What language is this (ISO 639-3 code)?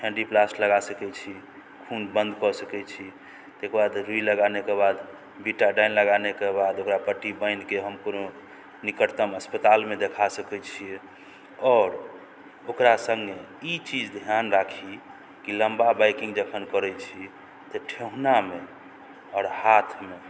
mai